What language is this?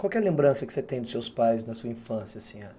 Portuguese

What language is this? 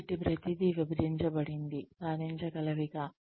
Telugu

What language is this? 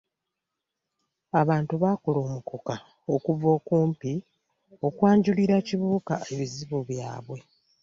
Ganda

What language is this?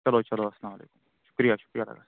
Kashmiri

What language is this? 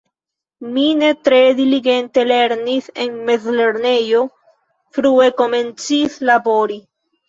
Esperanto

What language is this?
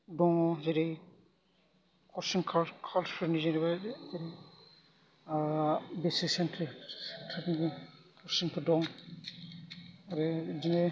Bodo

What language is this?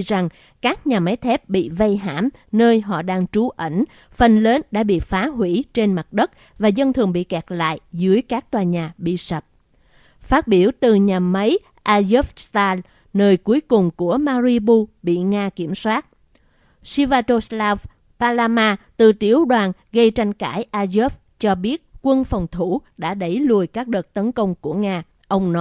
Vietnamese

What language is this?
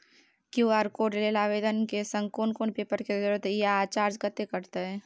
Maithili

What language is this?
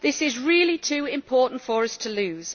English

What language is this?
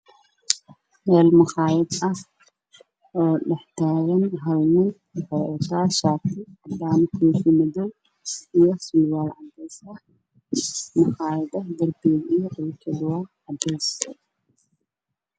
Somali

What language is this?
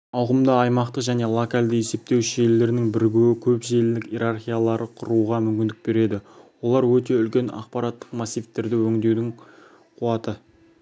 Kazakh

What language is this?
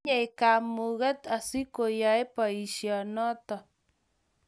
Kalenjin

